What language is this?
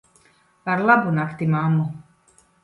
Latvian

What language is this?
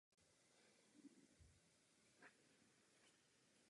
Czech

